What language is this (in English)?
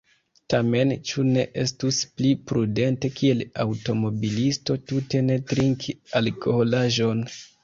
Esperanto